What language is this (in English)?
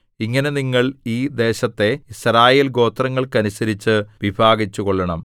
Malayalam